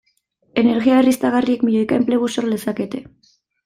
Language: Basque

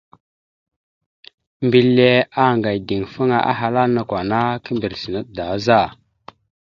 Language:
Mada (Cameroon)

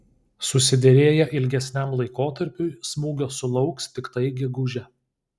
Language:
Lithuanian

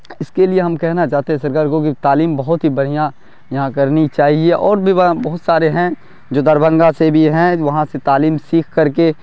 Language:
Urdu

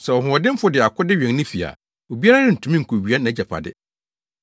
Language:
Akan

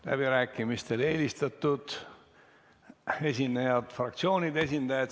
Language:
Estonian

